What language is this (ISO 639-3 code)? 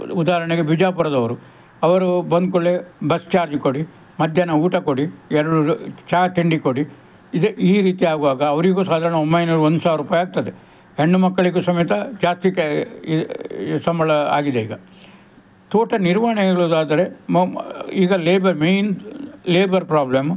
kan